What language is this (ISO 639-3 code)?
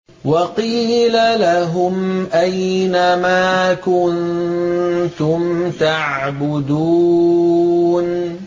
ara